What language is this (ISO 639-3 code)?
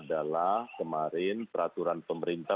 ind